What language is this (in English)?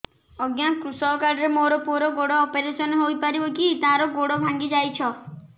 Odia